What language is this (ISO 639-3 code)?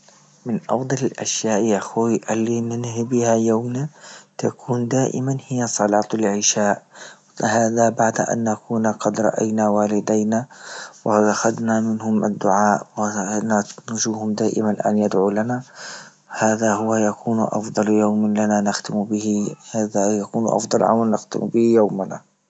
ayl